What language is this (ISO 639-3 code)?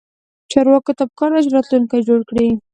pus